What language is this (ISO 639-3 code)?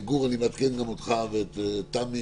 heb